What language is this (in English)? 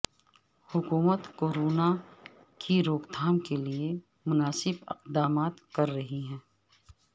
Urdu